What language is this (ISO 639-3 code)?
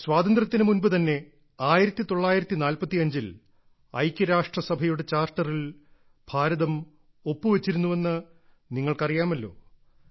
mal